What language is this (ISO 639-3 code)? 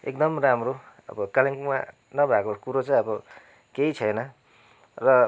nep